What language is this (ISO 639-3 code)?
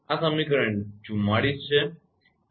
guj